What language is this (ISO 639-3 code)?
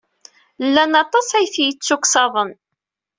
kab